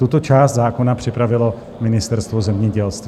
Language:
Czech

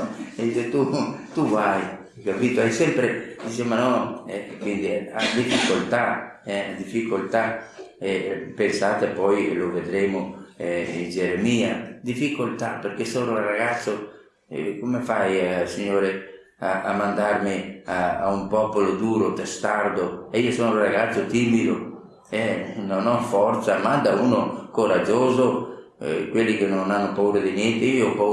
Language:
Italian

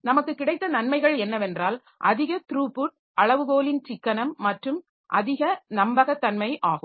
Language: Tamil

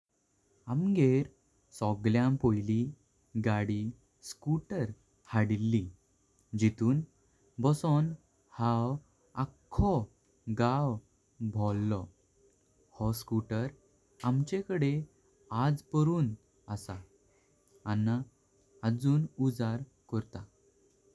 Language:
Konkani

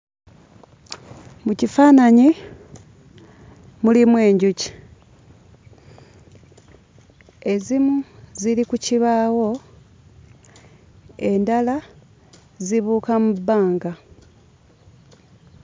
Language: Ganda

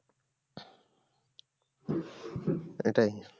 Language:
Bangla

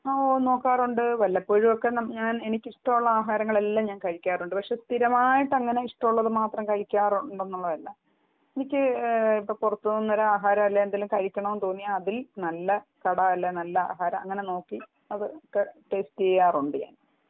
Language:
Malayalam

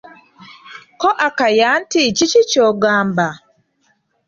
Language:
Ganda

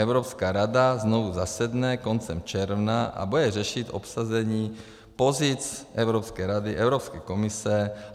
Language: Czech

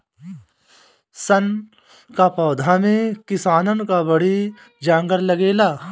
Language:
Bhojpuri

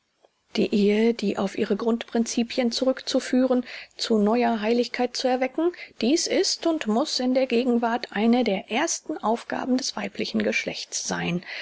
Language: German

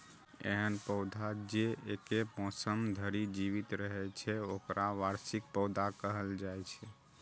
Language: Maithili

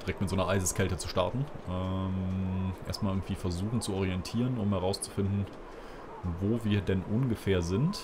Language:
German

